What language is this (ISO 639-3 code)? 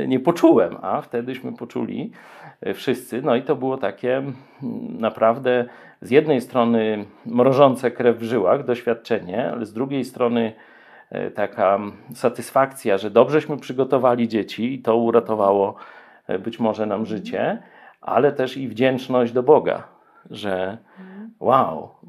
pol